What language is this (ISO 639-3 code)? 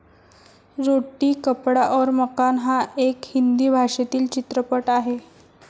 mar